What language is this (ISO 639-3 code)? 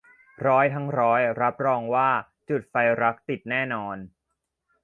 tha